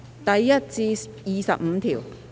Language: Cantonese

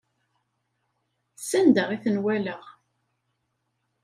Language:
Kabyle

